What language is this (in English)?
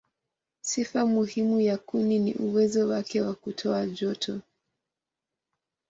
Swahili